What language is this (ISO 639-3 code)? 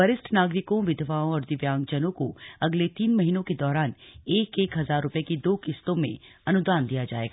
hin